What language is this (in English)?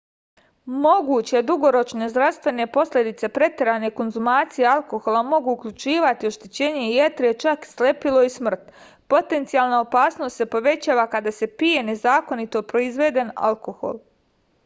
Serbian